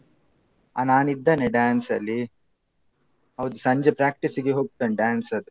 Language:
Kannada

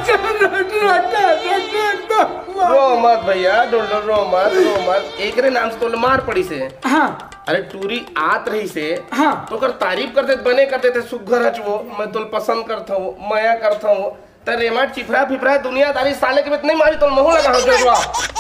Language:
Hindi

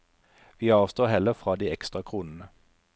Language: Norwegian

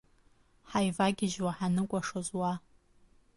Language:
Abkhazian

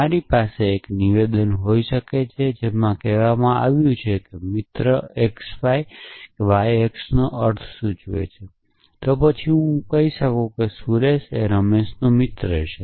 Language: Gujarati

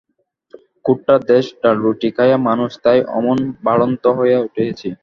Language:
Bangla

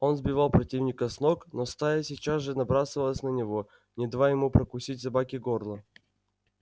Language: Russian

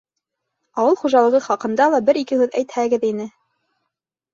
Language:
Bashkir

